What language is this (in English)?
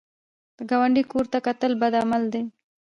Pashto